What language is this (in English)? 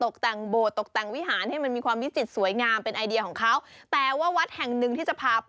Thai